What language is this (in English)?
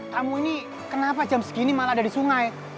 Indonesian